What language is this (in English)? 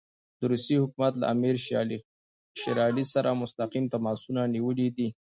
Pashto